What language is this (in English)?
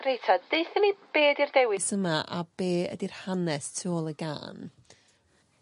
Welsh